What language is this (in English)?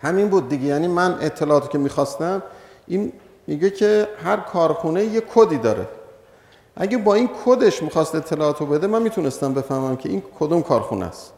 Persian